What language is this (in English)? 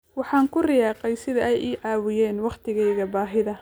Somali